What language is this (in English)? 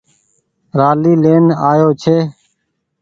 Goaria